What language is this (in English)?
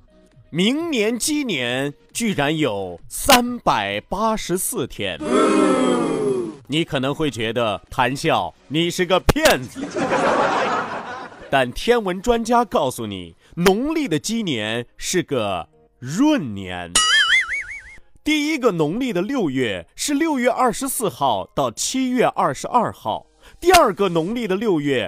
Chinese